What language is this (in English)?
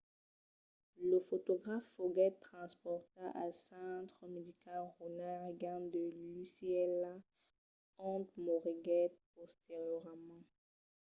Occitan